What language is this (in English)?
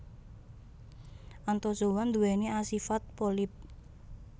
Javanese